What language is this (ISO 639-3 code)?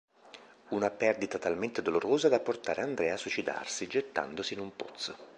ita